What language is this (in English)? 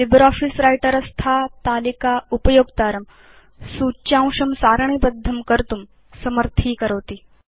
Sanskrit